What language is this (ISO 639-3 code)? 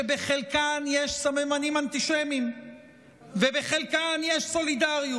heb